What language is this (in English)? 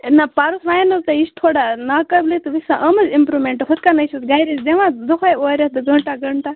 Kashmiri